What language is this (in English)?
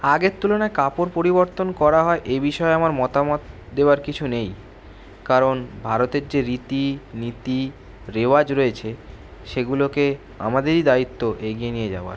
Bangla